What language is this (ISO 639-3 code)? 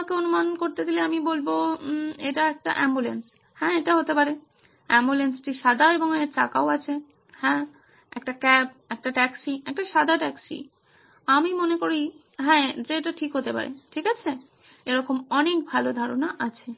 ben